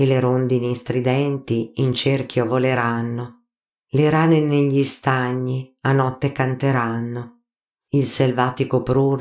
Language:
Italian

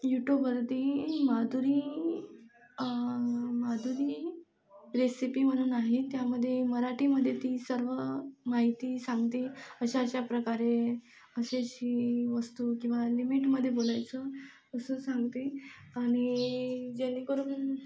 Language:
Marathi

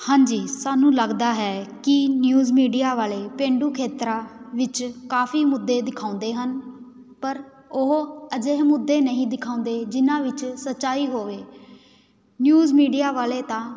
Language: Punjabi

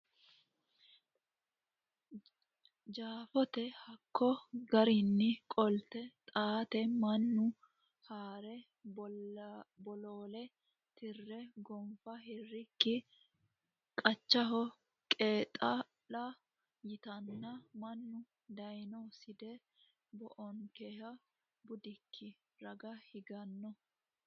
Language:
Sidamo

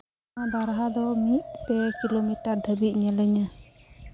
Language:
Santali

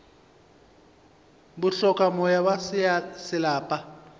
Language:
Northern Sotho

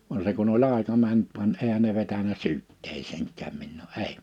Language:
Finnish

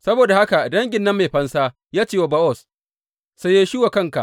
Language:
Hausa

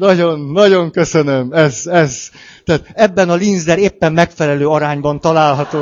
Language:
Hungarian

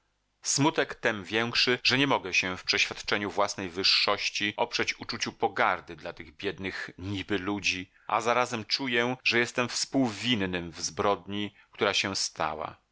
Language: Polish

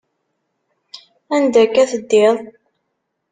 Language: Kabyle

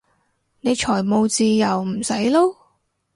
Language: Cantonese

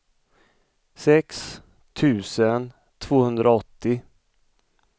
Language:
Swedish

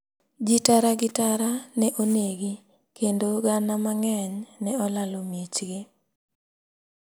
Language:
Luo (Kenya and Tanzania)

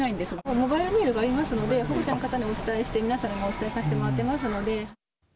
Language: Japanese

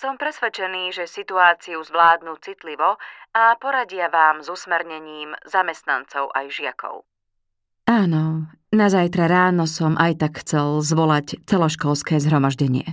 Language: Slovak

